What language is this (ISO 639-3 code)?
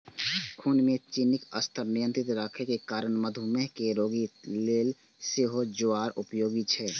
mai